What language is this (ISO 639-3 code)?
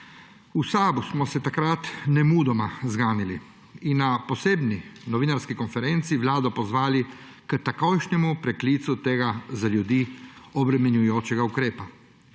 slv